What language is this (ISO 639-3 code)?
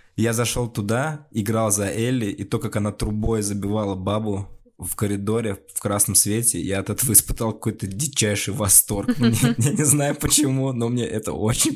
rus